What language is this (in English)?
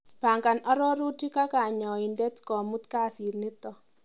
Kalenjin